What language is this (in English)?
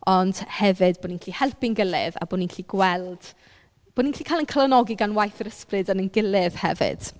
Welsh